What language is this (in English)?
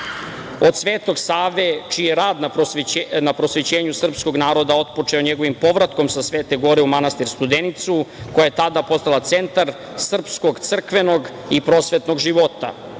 Serbian